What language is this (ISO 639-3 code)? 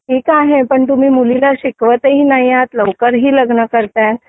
mar